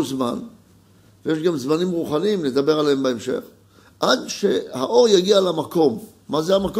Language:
Hebrew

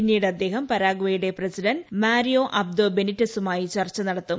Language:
Malayalam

